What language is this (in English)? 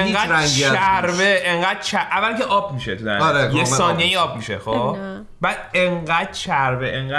Persian